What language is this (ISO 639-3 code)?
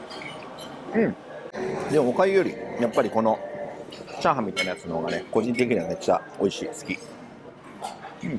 jpn